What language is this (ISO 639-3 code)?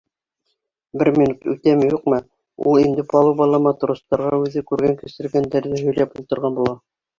bak